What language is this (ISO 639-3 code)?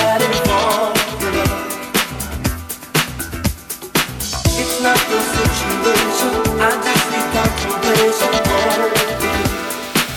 ces